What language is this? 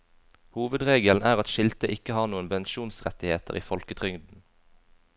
Norwegian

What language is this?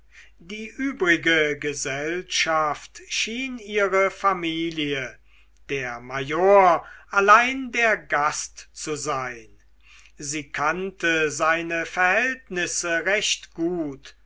German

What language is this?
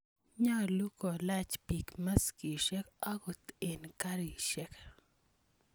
Kalenjin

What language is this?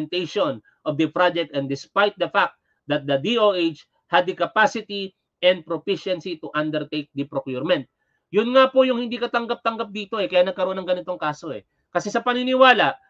Filipino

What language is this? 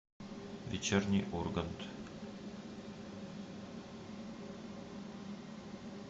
Russian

